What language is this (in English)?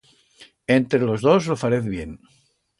Aragonese